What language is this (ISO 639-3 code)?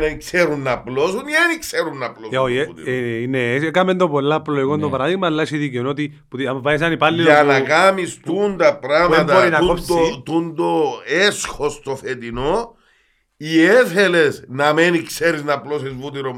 ell